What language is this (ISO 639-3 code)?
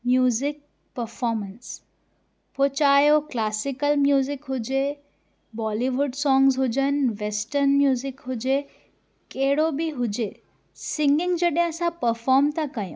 snd